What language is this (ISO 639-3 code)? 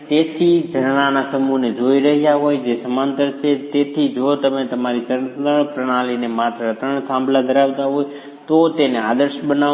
guj